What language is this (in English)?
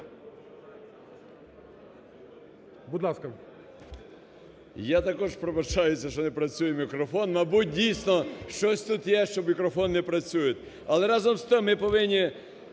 Ukrainian